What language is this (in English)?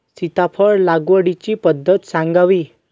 Marathi